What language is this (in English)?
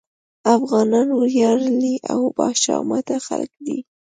Pashto